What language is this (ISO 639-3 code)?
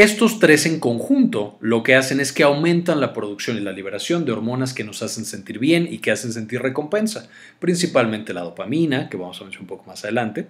spa